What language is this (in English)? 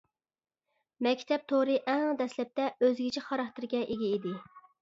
Uyghur